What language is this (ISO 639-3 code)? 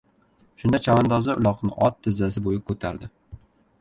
uzb